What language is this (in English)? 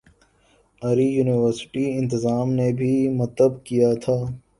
Urdu